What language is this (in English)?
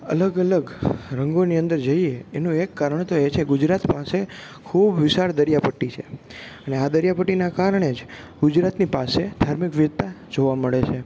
Gujarati